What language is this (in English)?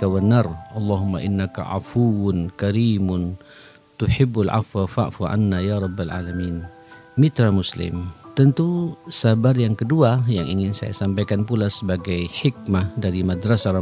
Indonesian